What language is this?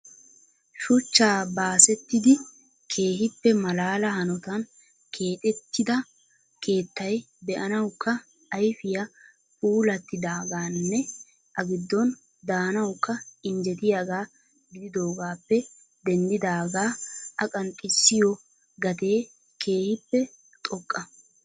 Wolaytta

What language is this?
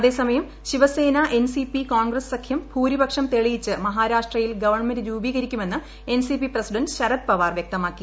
Malayalam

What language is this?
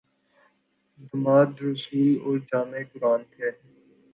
Urdu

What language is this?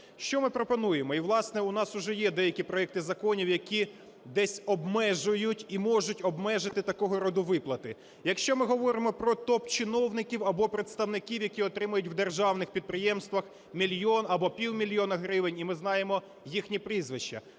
Ukrainian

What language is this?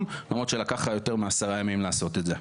Hebrew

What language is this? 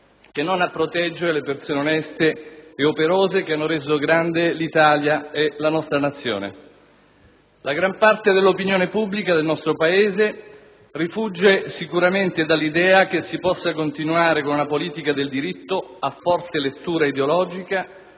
Italian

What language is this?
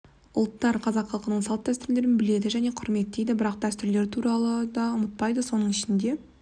Kazakh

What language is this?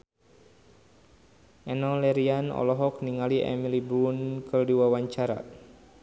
Sundanese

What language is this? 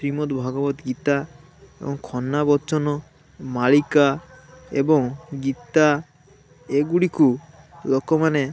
Odia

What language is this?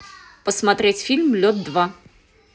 Russian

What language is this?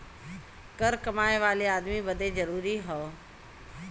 Bhojpuri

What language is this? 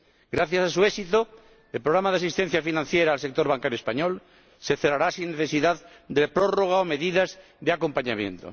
Spanish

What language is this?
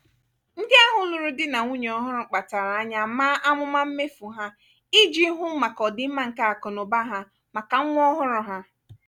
Igbo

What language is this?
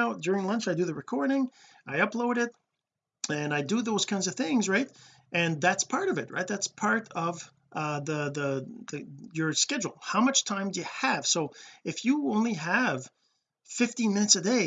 English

